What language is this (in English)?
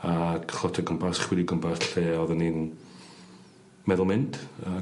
Welsh